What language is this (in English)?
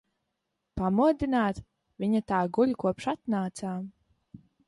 Latvian